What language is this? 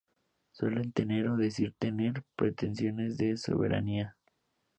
Spanish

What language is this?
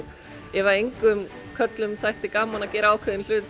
Icelandic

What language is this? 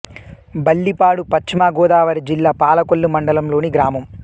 Telugu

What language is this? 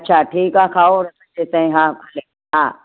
Sindhi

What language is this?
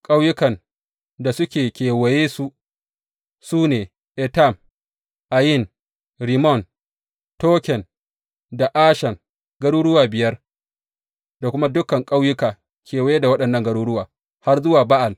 Hausa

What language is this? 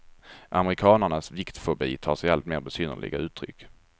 Swedish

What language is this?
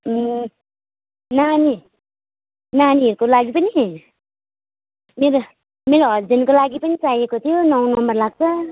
Nepali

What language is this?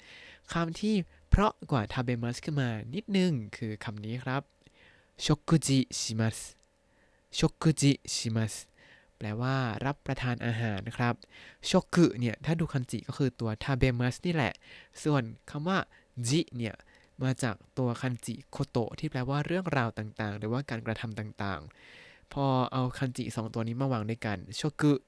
Thai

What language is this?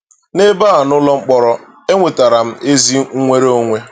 Igbo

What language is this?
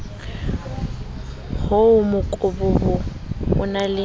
Southern Sotho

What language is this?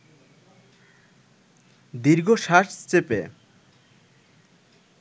Bangla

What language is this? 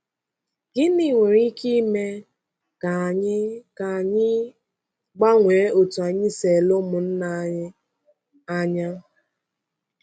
Igbo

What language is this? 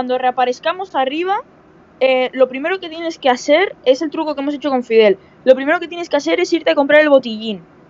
Spanish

